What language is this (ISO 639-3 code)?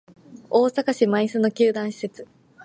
jpn